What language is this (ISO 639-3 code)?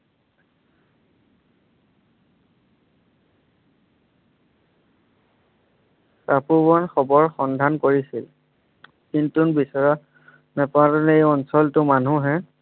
asm